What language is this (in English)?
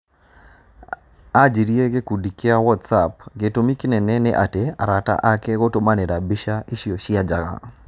Kikuyu